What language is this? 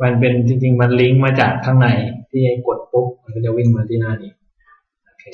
Thai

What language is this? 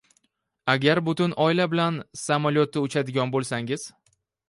Uzbek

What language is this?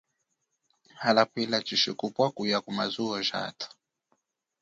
Chokwe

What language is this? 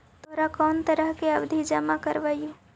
Magahi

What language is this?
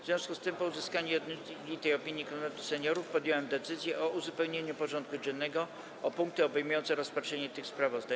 Polish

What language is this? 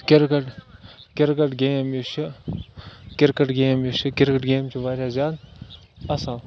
Kashmiri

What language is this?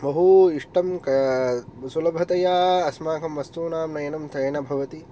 Sanskrit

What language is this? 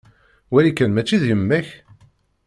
Kabyle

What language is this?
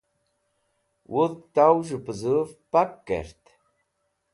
Wakhi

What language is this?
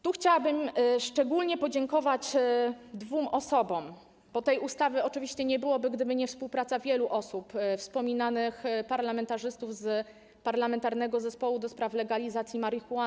Polish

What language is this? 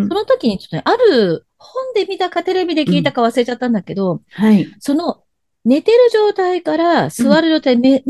Japanese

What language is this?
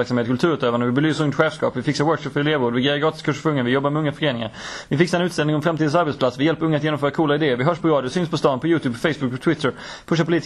Swedish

